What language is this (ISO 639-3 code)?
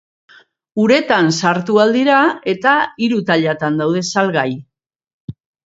eus